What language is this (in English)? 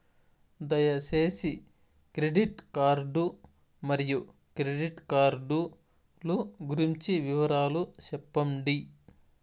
Telugu